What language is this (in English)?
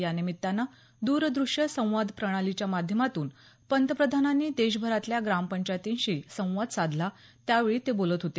Marathi